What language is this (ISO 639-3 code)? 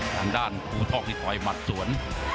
tha